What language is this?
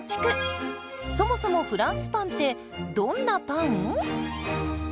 Japanese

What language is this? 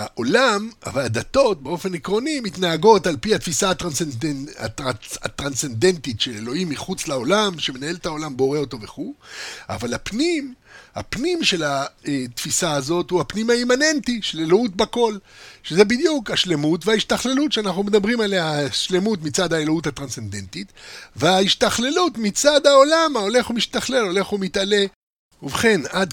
Hebrew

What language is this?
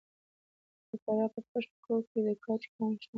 Pashto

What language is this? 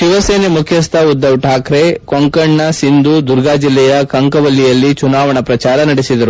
Kannada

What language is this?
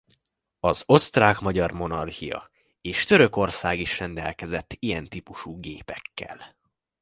Hungarian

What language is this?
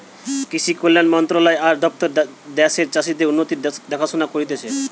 Bangla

